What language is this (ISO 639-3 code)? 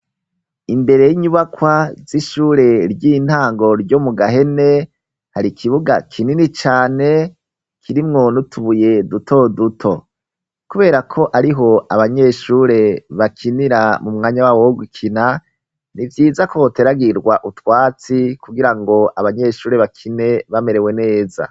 run